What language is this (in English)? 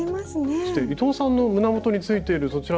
Japanese